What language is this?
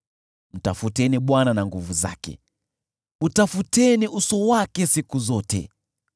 Swahili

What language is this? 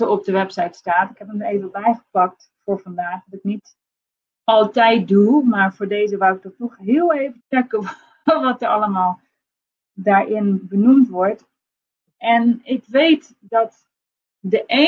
Dutch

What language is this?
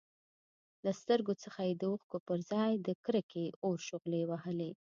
Pashto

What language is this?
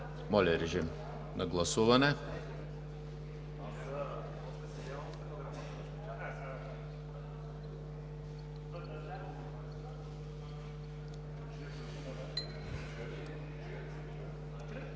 Bulgarian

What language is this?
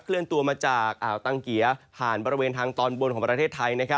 Thai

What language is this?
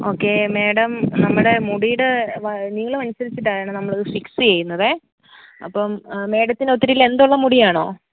Malayalam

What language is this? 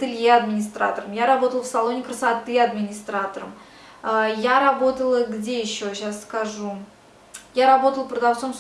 Russian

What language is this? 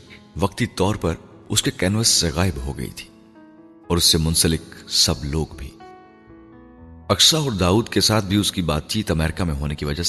Urdu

